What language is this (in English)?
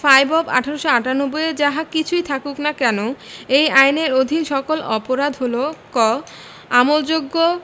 Bangla